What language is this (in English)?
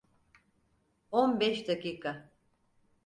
Turkish